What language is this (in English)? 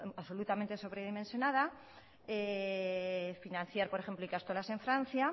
Spanish